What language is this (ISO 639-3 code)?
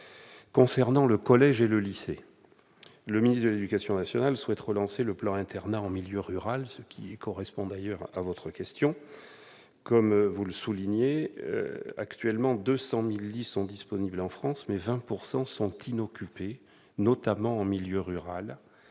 fra